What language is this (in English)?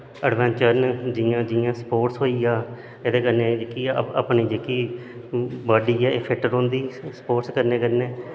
Dogri